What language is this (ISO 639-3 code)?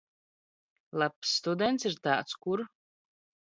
lav